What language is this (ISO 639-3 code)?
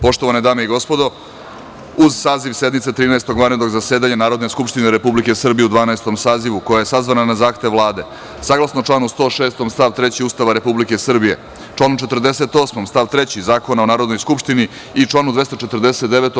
srp